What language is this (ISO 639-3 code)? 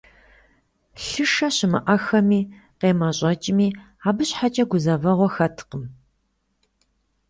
kbd